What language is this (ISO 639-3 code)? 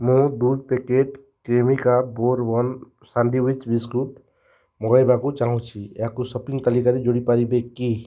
ori